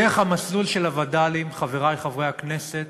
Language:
Hebrew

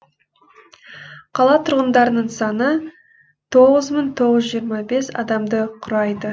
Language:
Kazakh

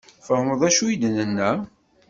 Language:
Kabyle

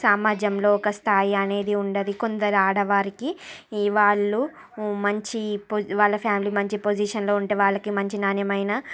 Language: Telugu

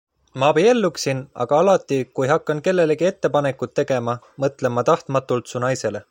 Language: Estonian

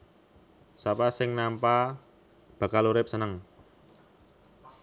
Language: Javanese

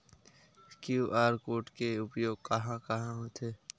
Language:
Chhattisgarhi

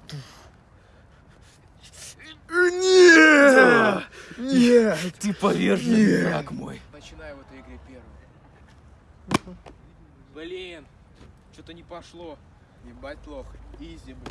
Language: Russian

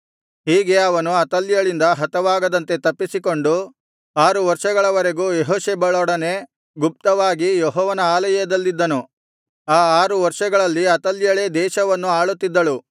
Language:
Kannada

